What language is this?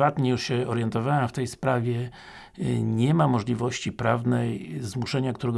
Polish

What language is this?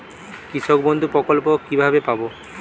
Bangla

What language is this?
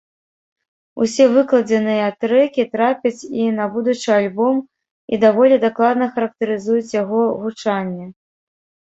Belarusian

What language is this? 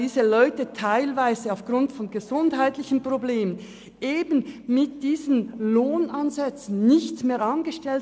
Swiss German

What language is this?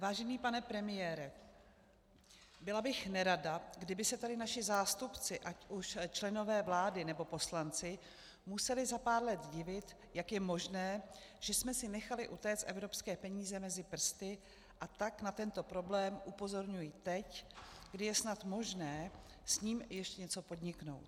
Czech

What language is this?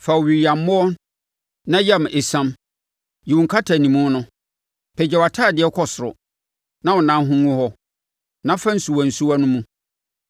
Akan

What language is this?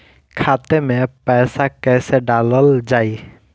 Bhojpuri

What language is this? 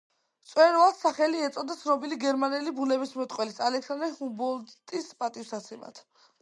Georgian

